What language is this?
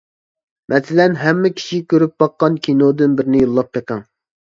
Uyghur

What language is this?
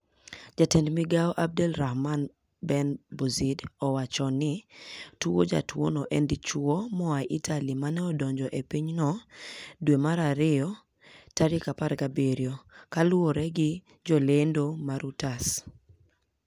Luo (Kenya and Tanzania)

